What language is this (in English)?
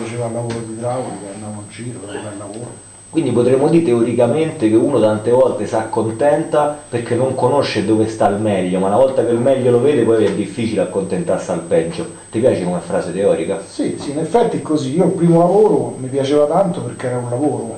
Italian